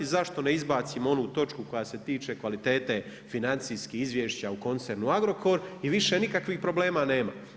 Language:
Croatian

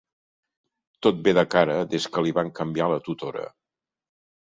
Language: Catalan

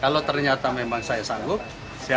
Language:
Indonesian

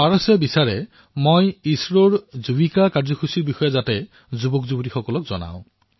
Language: Assamese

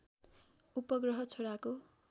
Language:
Nepali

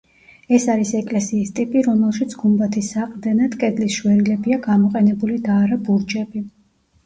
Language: Georgian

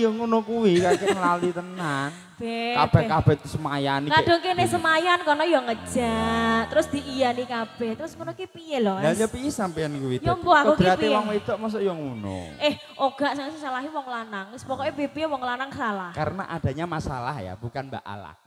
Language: Indonesian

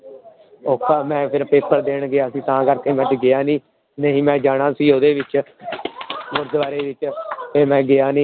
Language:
Punjabi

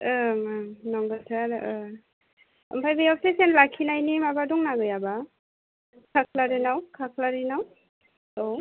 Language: Bodo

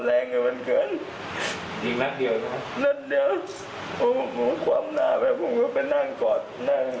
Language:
Thai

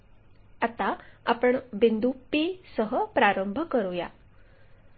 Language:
Marathi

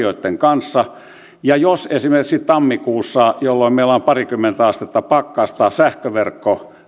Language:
Finnish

